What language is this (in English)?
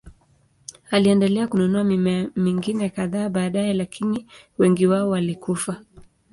Swahili